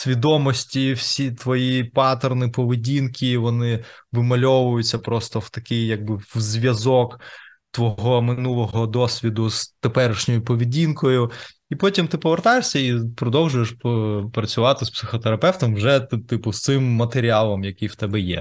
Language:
Ukrainian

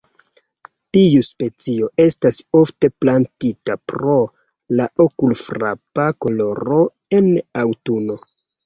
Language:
Esperanto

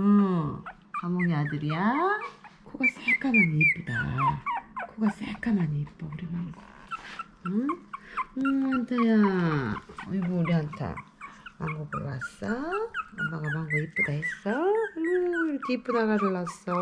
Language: Korean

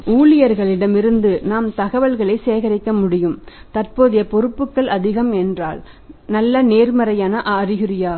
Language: Tamil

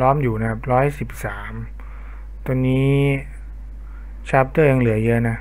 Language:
Thai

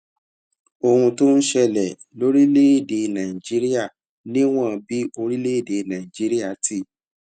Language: Yoruba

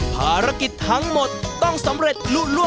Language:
Thai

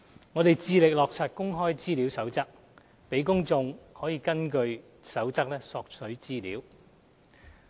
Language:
Cantonese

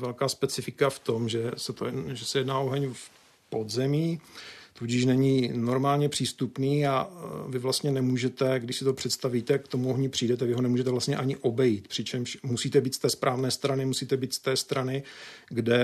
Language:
Czech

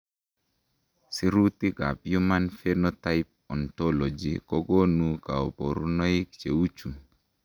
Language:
Kalenjin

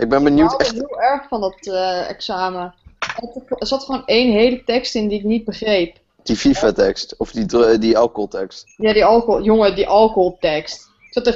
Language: Dutch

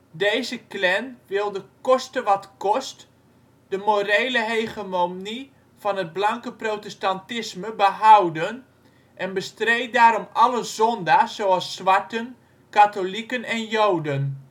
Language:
Dutch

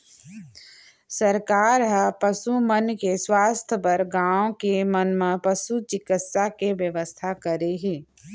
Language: Chhattisgarhi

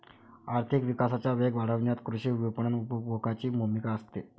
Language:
Marathi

